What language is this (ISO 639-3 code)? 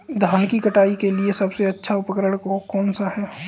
hin